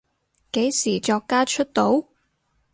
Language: Cantonese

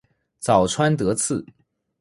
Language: Chinese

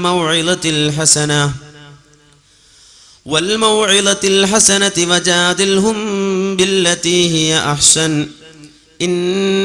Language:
Malayalam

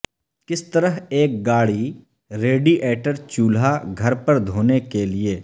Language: Urdu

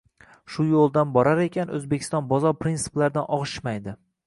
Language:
Uzbek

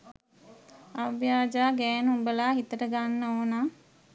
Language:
Sinhala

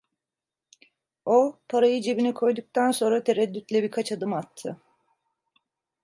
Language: Turkish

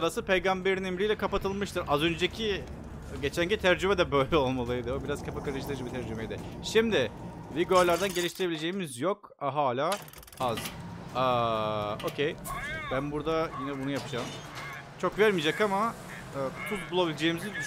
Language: Turkish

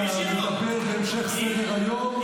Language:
Hebrew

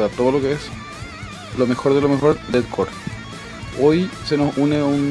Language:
Spanish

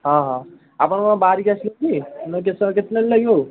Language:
Odia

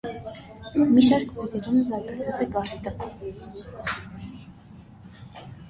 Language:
Armenian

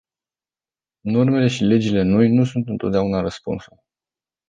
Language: Romanian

